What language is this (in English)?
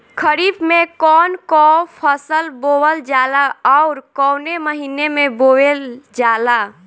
Bhojpuri